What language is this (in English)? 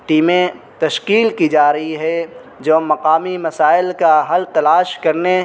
Urdu